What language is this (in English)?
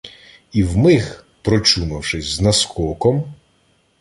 Ukrainian